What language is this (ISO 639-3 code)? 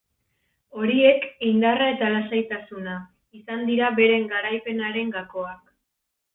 eus